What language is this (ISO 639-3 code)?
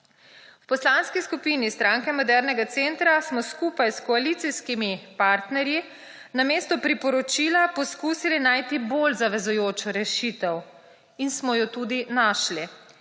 slv